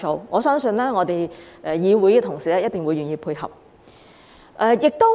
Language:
Cantonese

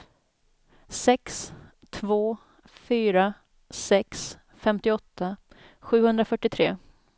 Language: Swedish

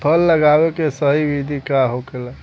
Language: Bhojpuri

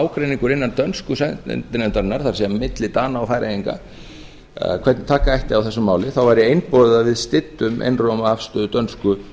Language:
Icelandic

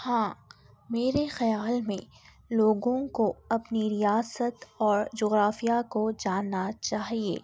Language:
Urdu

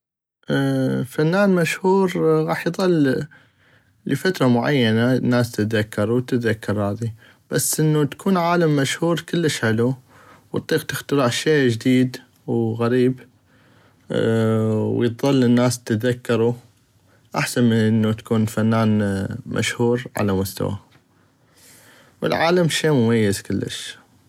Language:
North Mesopotamian Arabic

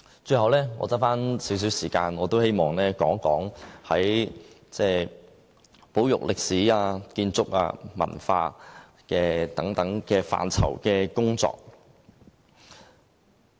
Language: Cantonese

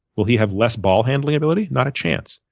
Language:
English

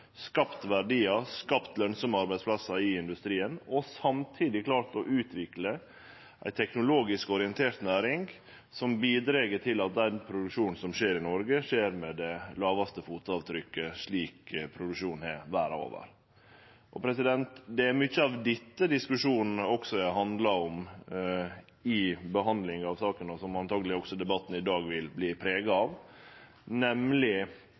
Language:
Norwegian Nynorsk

